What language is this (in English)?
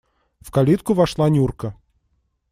Russian